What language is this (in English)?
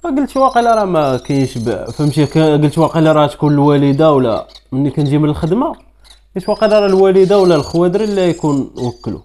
Arabic